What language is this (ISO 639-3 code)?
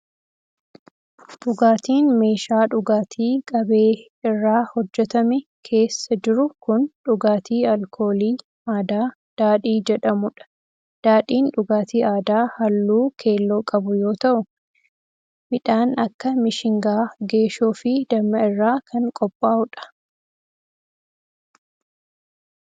orm